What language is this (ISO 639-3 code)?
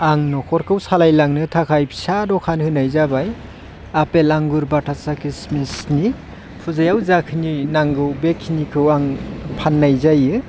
brx